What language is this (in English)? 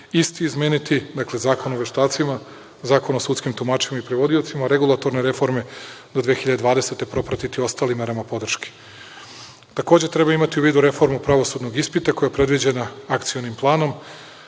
Serbian